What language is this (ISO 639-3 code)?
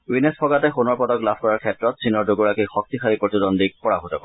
asm